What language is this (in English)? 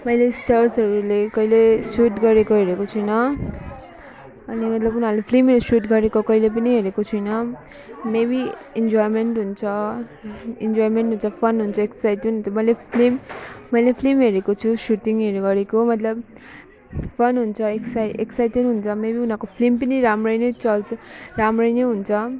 Nepali